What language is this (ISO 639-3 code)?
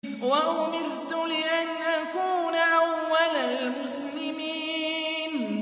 ara